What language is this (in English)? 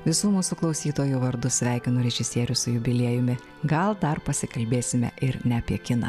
Lithuanian